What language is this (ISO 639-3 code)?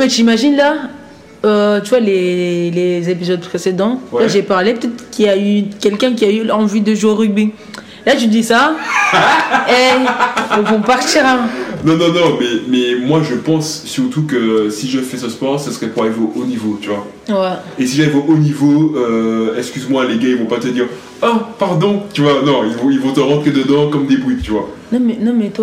fra